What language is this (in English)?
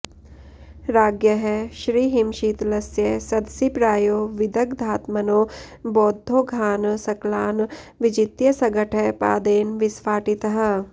Sanskrit